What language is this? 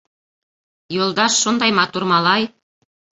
Bashkir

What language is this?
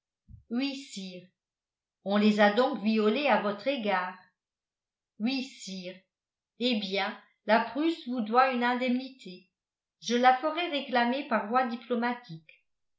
French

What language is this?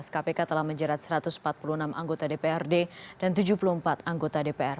Indonesian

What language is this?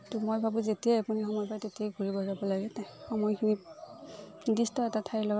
Assamese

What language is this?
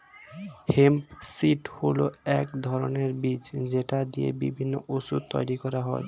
Bangla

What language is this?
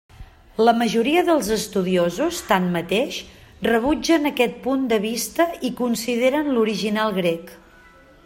Catalan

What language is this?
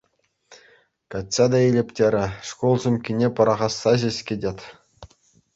Chuvash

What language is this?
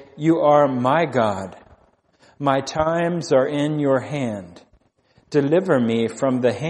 English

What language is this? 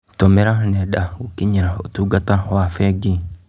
Kikuyu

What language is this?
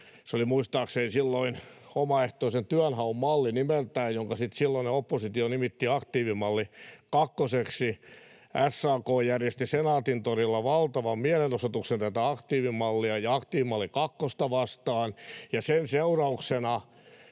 Finnish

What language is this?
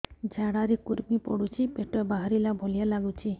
Odia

